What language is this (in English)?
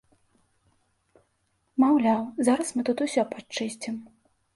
Belarusian